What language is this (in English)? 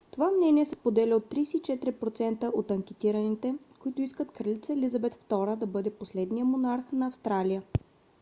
Bulgarian